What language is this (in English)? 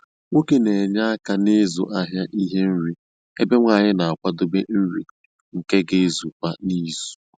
Igbo